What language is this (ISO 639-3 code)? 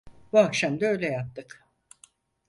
tur